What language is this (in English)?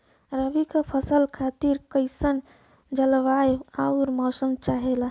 Bhojpuri